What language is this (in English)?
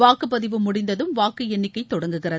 Tamil